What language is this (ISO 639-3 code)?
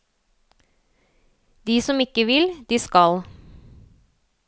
nor